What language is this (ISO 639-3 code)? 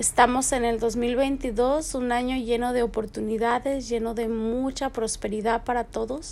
spa